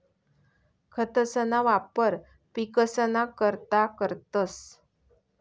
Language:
Marathi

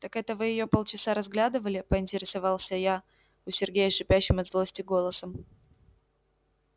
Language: Russian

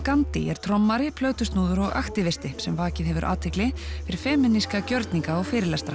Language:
Icelandic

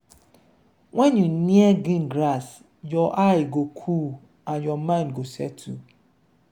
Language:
Nigerian Pidgin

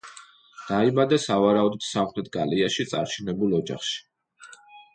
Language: Georgian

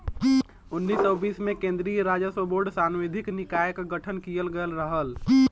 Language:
Bhojpuri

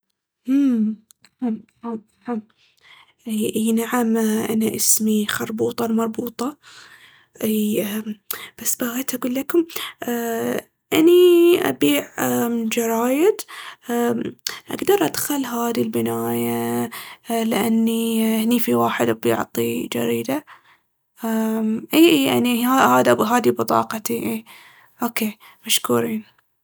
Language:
Baharna Arabic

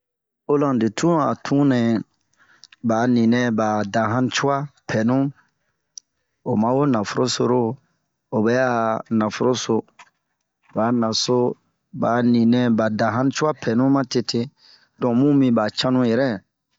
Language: Bomu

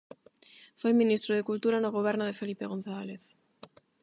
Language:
Galician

